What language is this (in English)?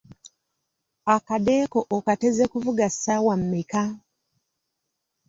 Ganda